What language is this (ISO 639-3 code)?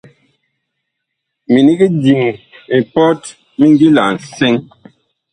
bkh